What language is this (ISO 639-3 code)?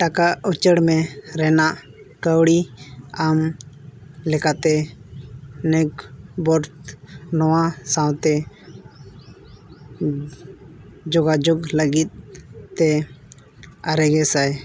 sat